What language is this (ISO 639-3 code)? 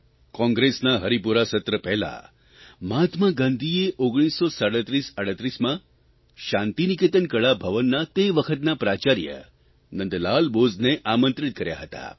guj